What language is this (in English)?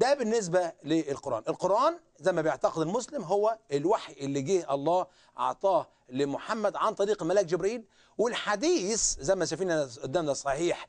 Arabic